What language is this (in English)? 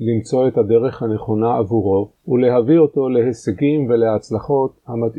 Hebrew